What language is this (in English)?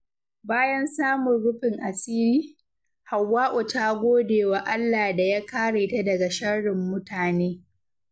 Hausa